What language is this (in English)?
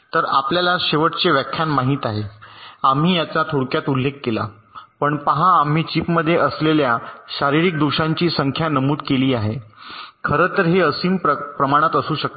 Marathi